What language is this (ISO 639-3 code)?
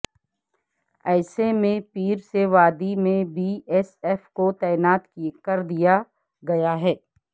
urd